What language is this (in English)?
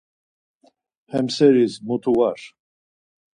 Laz